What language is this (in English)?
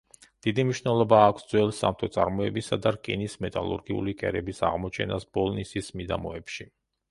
Georgian